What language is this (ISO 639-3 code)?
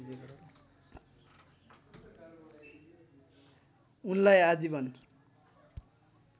nep